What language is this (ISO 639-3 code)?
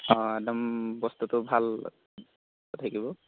asm